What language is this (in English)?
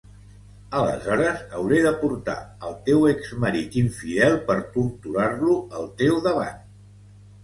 Catalan